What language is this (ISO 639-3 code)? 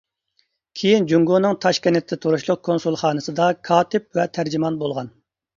uig